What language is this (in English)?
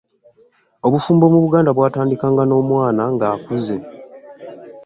Ganda